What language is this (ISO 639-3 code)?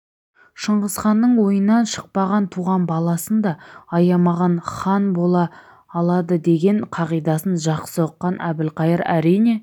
kaz